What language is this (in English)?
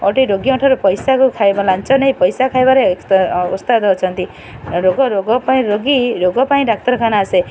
Odia